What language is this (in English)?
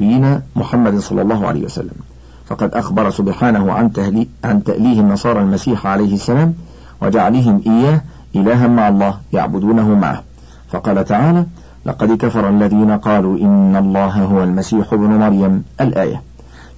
Arabic